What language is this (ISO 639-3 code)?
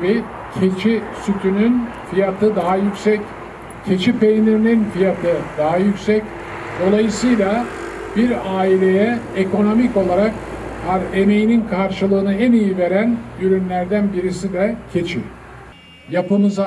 tur